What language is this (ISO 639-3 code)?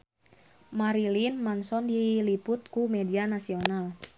sun